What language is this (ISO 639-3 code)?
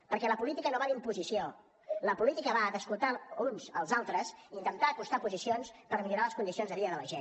cat